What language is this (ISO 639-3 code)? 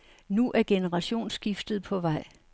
dan